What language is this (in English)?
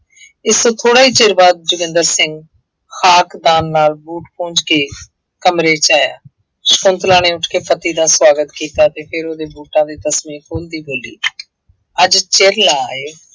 Punjabi